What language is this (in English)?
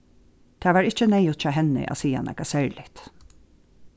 Faroese